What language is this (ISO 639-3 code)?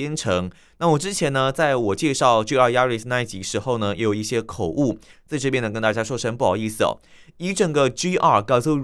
zho